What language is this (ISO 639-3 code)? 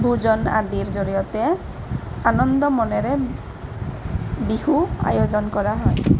asm